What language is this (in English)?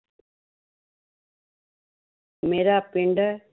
Punjabi